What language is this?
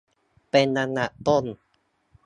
Thai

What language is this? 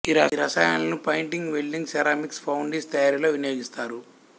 Telugu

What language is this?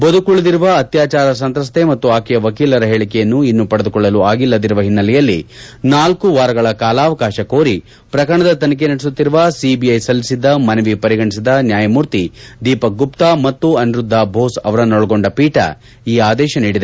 Kannada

